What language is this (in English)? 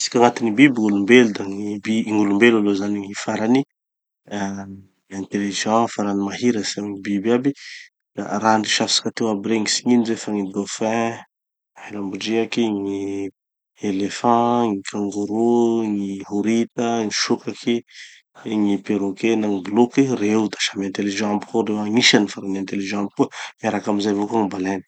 Tanosy Malagasy